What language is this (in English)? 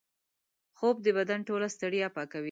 Pashto